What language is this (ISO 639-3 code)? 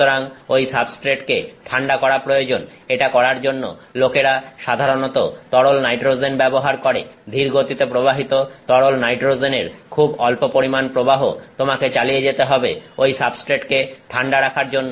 ben